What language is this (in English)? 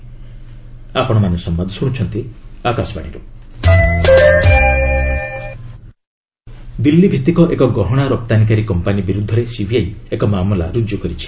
Odia